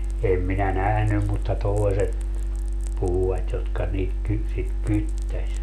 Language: Finnish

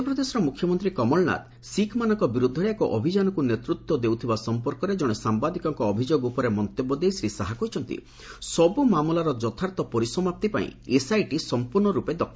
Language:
Odia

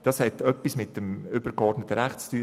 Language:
Swiss German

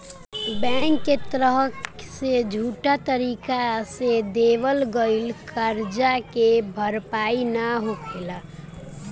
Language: Bhojpuri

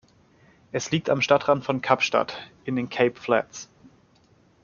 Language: German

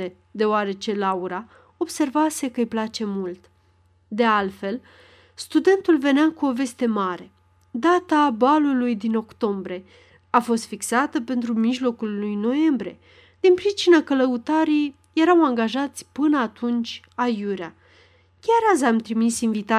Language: Romanian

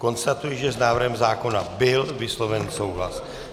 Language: Czech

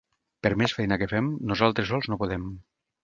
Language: Catalan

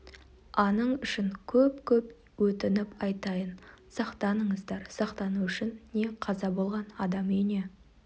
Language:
Kazakh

